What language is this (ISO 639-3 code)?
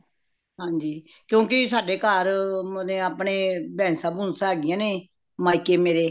pan